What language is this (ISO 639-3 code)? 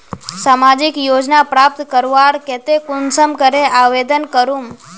mag